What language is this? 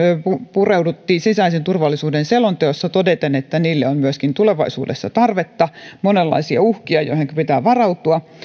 Finnish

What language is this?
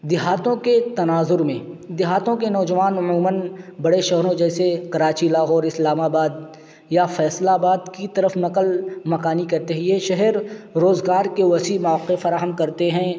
Urdu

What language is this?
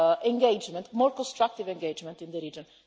English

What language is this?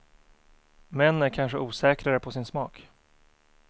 Swedish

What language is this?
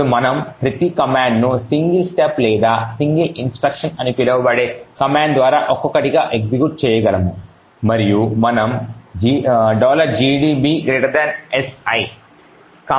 Telugu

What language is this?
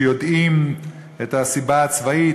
Hebrew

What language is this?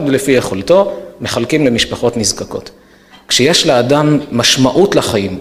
Hebrew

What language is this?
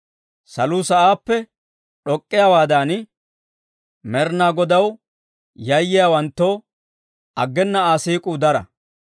Dawro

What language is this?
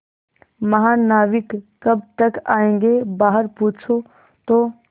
Hindi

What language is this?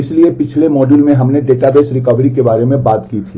Hindi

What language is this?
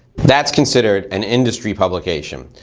English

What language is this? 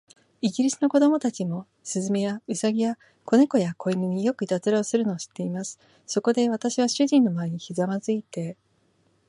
Japanese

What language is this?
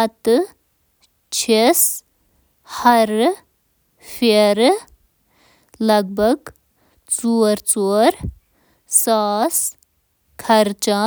Kashmiri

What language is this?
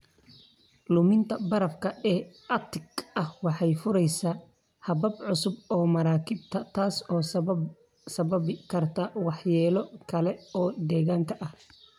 Somali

